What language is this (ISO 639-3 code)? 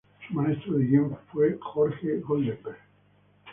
spa